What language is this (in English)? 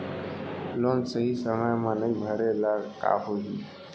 Chhattisgarhi